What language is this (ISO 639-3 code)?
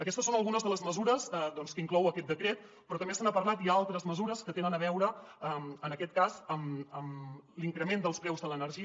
cat